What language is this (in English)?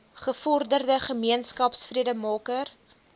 Afrikaans